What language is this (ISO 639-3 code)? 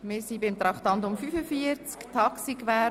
gsw